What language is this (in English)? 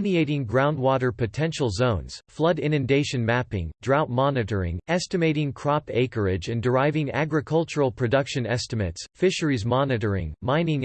English